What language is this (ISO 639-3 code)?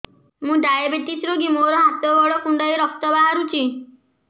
ori